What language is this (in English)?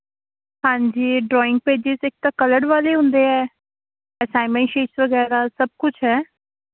Punjabi